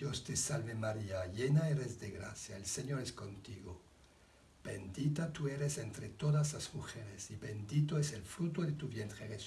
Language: Spanish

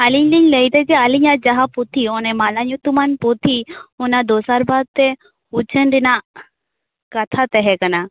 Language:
Santali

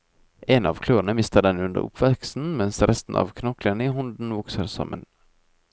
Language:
Norwegian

